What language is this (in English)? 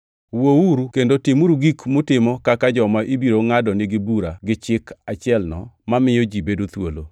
Luo (Kenya and Tanzania)